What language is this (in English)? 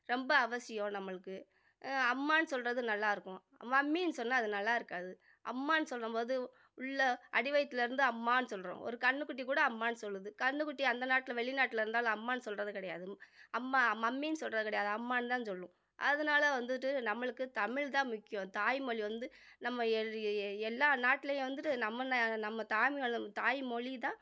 Tamil